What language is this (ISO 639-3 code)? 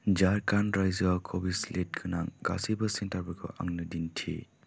brx